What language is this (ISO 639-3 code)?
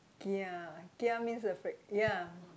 eng